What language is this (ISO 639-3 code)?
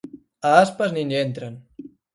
glg